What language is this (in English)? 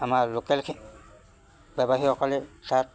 Assamese